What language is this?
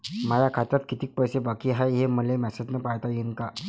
Marathi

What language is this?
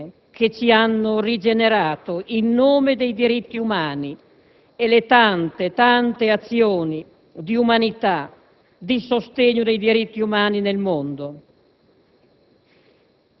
Italian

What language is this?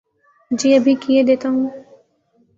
Urdu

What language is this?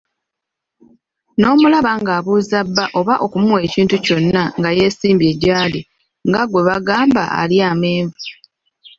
Ganda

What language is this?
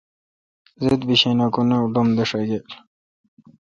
Kalkoti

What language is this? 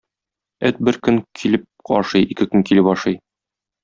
Tatar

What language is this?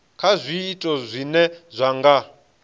Venda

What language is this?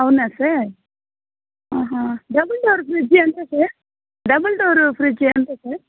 Telugu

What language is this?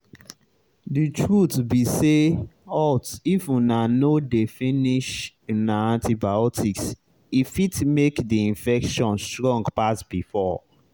Nigerian Pidgin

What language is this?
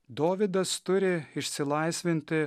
Lithuanian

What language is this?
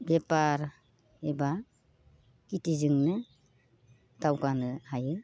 Bodo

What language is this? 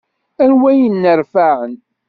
Kabyle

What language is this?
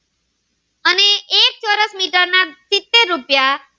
Gujarati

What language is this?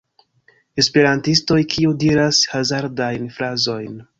Esperanto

